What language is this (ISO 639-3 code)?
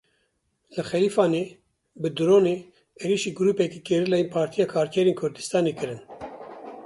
kur